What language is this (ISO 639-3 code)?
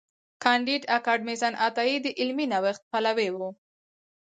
pus